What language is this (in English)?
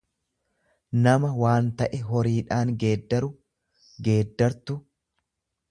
Oromo